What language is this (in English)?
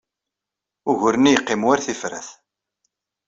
Kabyle